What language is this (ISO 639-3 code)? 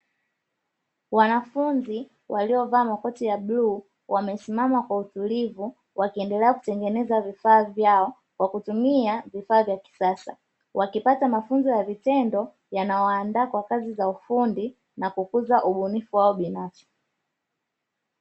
swa